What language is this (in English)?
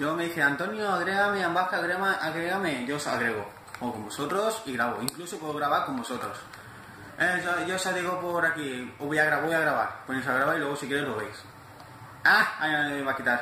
Spanish